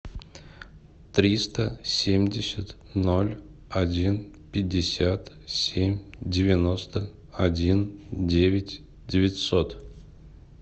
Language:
Russian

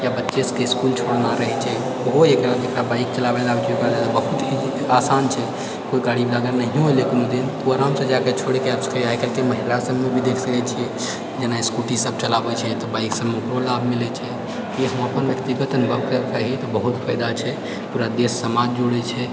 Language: Maithili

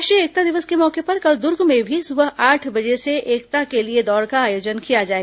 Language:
Hindi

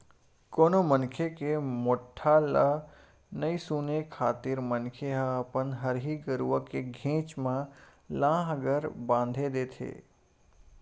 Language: Chhattisgarhi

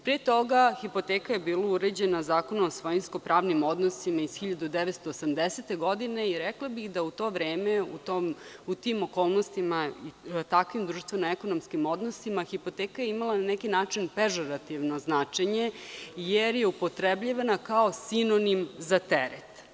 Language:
Serbian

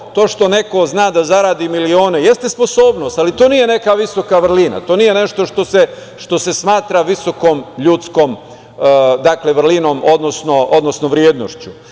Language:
Serbian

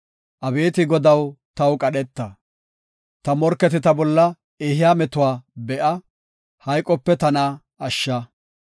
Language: Gofa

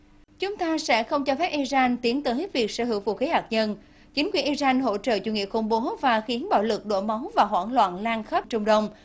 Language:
Vietnamese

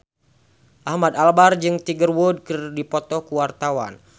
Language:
Sundanese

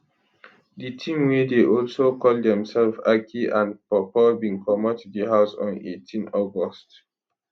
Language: Nigerian Pidgin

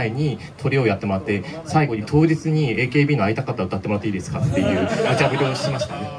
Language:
Japanese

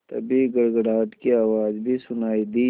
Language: Hindi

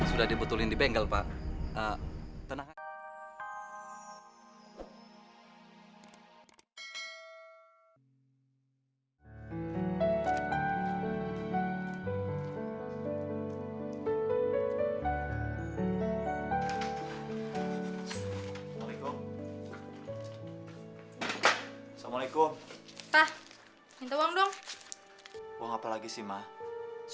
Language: Indonesian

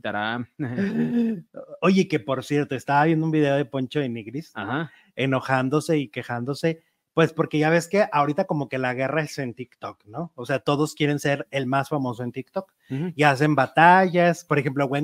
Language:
Spanish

